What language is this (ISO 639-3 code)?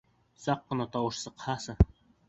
bak